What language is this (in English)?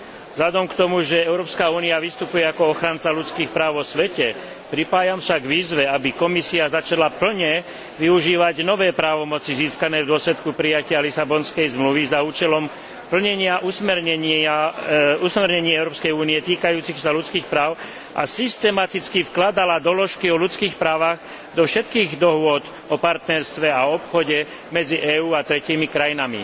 Slovak